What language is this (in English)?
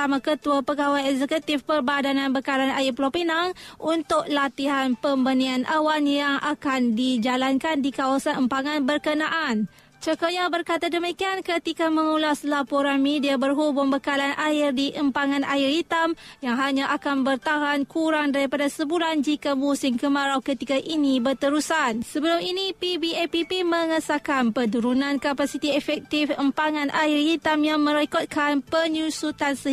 Malay